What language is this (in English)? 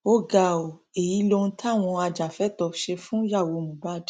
Yoruba